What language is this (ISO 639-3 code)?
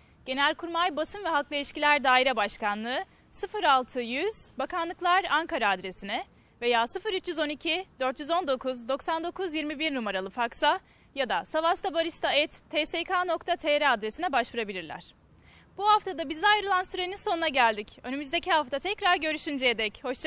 tur